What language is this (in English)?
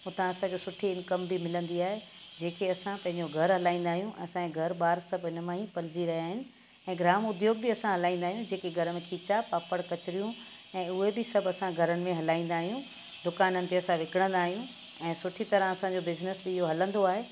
Sindhi